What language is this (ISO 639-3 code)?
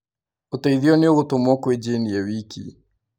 kik